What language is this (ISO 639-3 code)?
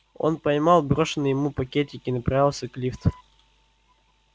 rus